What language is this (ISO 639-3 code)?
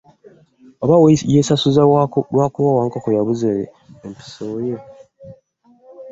lug